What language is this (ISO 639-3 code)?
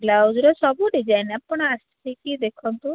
ori